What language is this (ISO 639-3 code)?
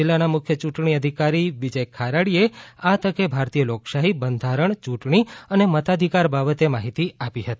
guj